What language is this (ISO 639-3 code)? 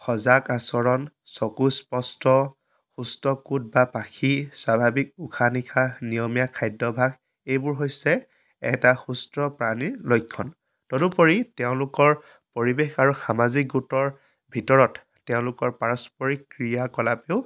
asm